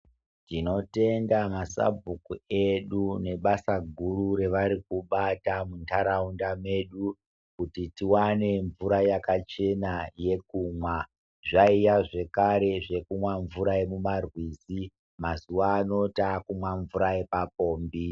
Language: Ndau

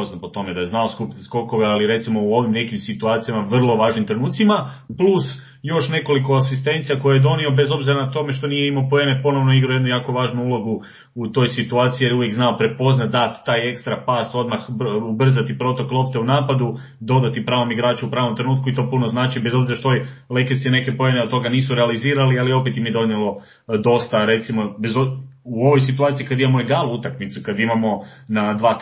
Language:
Croatian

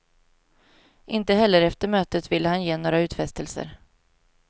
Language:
Swedish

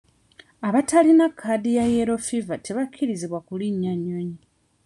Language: Ganda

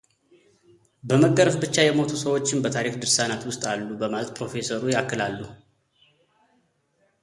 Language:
Amharic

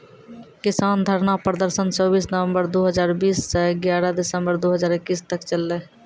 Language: Maithili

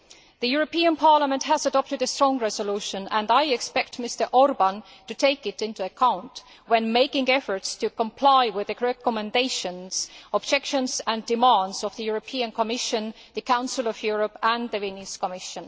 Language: English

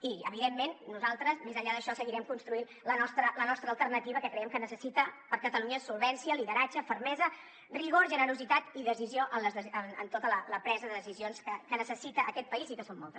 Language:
Catalan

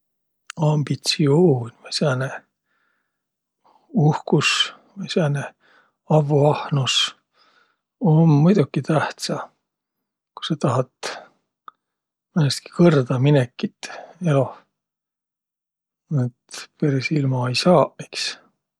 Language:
Võro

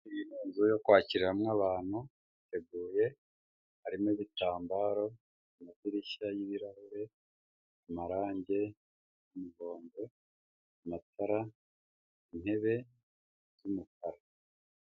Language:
Kinyarwanda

